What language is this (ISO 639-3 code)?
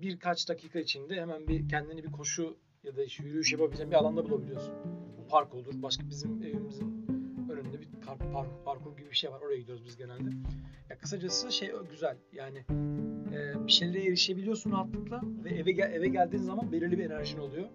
tur